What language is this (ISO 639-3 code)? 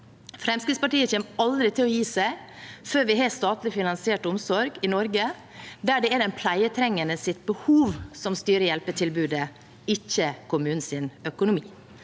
nor